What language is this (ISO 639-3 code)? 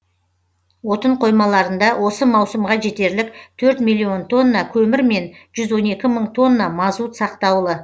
kaz